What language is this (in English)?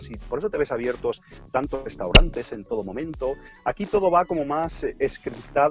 Spanish